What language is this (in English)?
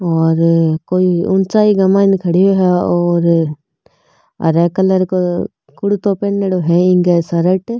Marwari